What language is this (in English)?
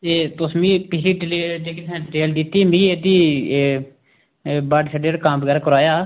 Dogri